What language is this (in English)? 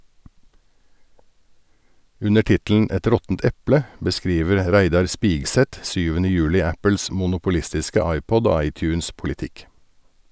Norwegian